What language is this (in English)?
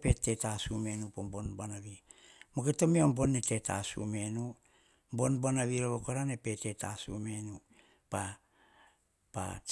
Hahon